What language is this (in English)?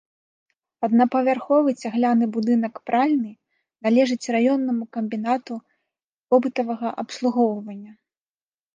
Belarusian